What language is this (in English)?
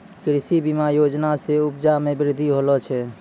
Maithili